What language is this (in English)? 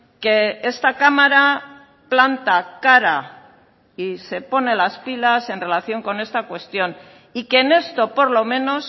Spanish